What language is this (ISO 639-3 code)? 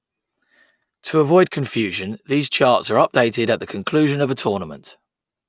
eng